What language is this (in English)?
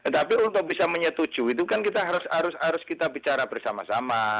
Indonesian